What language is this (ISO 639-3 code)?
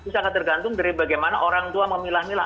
ind